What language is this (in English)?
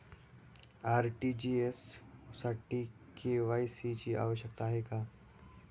Marathi